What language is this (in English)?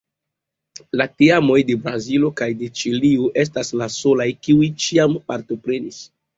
Esperanto